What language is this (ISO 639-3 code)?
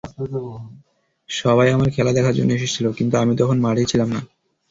ben